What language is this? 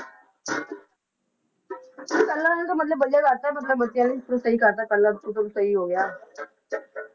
Punjabi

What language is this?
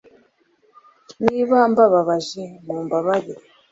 Kinyarwanda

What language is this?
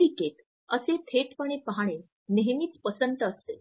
Marathi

